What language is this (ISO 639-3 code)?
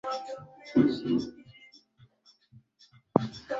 swa